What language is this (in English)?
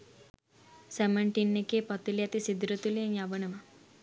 Sinhala